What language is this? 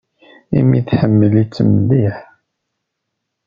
Kabyle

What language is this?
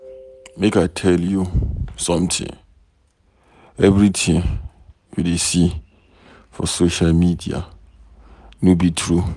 Nigerian Pidgin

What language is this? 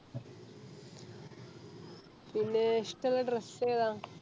Malayalam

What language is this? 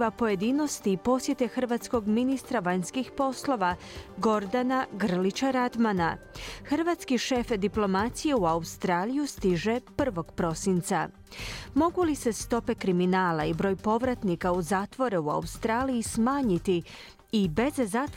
Croatian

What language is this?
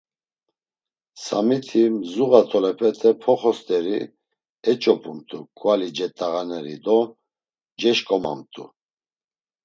Laz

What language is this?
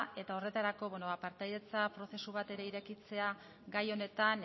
Basque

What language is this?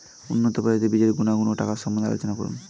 Bangla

